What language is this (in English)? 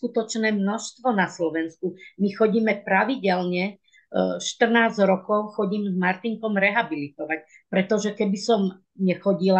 Slovak